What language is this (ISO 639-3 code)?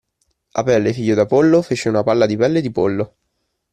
ita